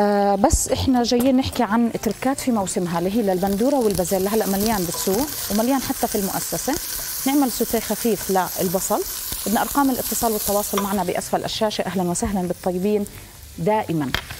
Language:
Arabic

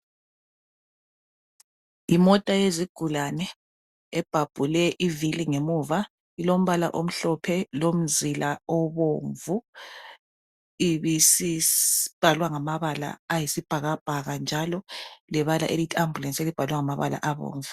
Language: North Ndebele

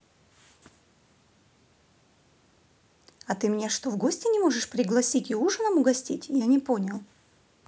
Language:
Russian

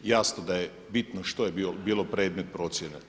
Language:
Croatian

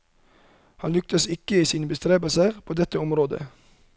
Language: Norwegian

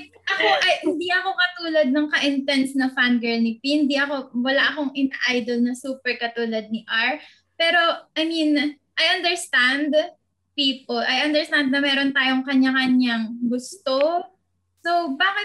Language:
Filipino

